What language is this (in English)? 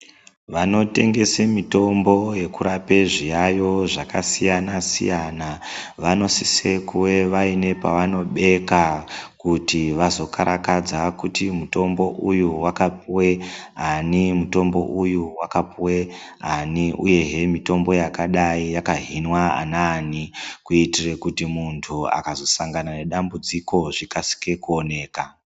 Ndau